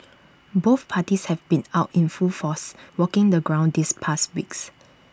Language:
English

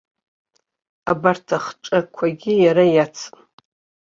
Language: Abkhazian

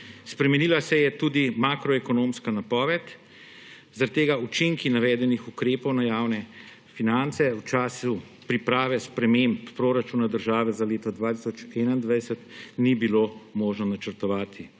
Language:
Slovenian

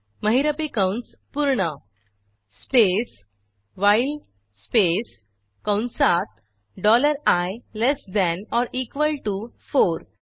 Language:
Marathi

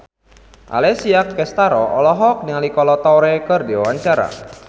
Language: Sundanese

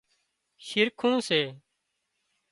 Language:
Wadiyara Koli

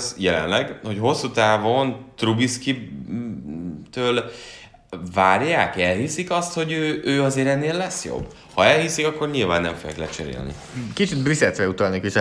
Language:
Hungarian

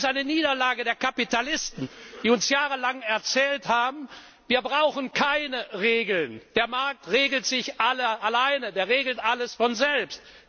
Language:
German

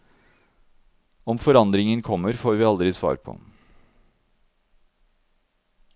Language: Norwegian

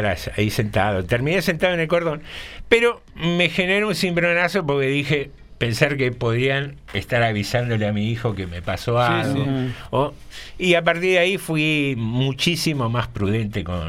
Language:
Spanish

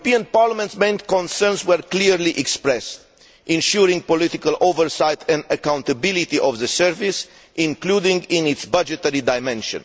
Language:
English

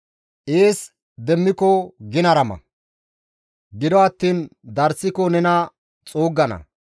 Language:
Gamo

